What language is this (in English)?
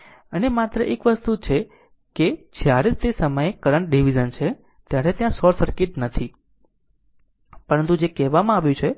Gujarati